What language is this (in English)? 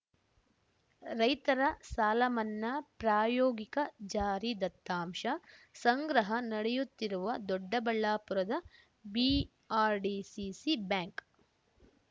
Kannada